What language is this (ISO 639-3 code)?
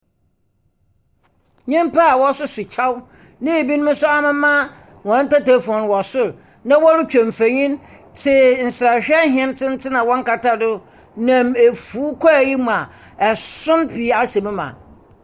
aka